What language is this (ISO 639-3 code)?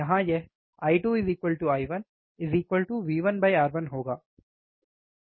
hin